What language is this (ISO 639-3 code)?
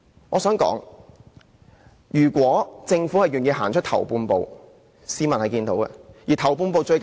yue